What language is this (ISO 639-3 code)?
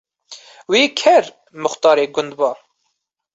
kur